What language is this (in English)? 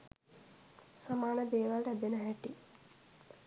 Sinhala